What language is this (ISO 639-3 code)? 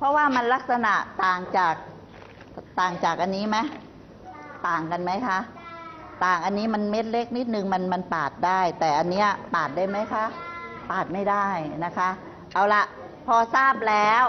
tha